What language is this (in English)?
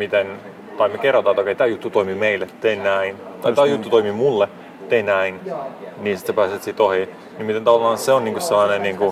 Finnish